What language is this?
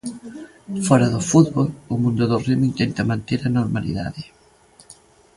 Galician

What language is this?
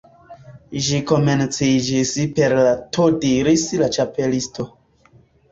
Esperanto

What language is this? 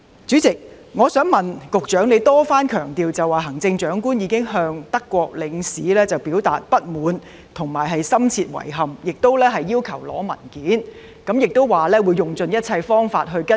Cantonese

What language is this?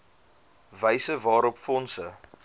Afrikaans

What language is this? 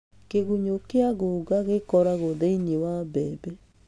Kikuyu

